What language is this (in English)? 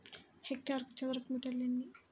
Telugu